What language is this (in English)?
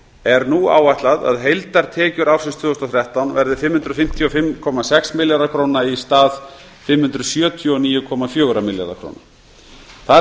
Icelandic